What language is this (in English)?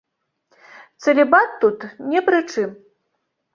Belarusian